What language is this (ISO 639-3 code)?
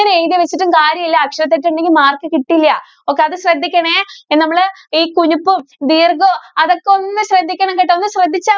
mal